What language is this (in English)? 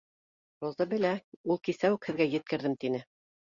Bashkir